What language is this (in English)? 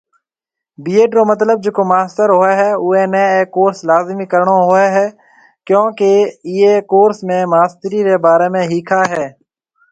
Marwari (Pakistan)